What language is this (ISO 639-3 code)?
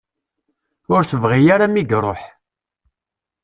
kab